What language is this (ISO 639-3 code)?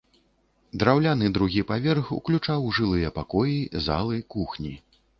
bel